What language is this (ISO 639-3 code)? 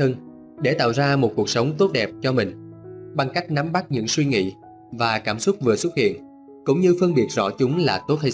vie